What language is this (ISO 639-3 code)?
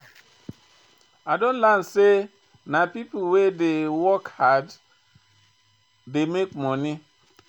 pcm